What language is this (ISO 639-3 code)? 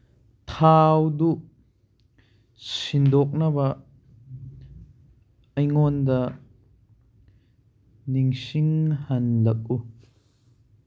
mni